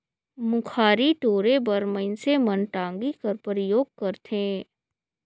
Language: Chhattisgarhi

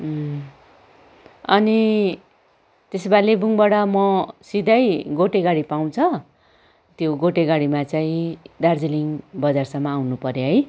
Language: Nepali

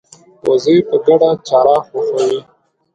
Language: Pashto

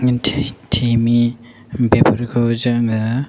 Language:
Bodo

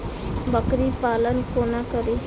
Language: Maithili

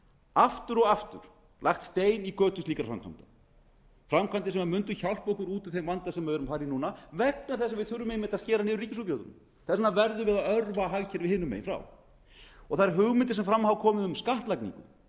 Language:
Icelandic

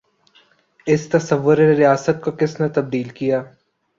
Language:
Urdu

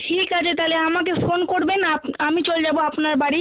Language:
Bangla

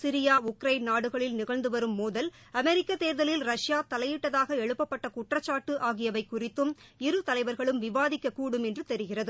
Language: Tamil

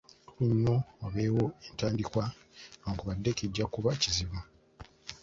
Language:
Ganda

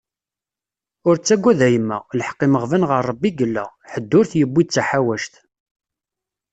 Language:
Kabyle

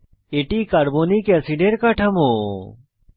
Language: Bangla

